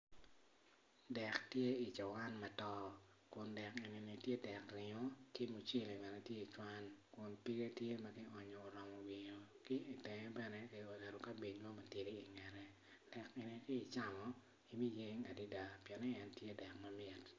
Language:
Acoli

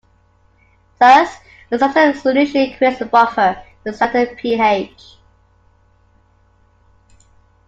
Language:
English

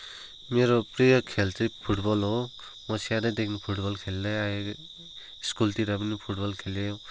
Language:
Nepali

